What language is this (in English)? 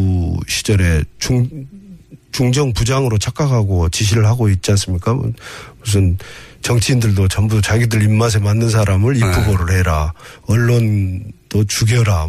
Korean